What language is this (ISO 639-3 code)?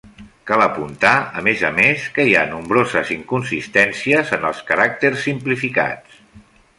cat